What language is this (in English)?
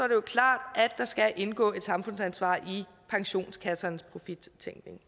Danish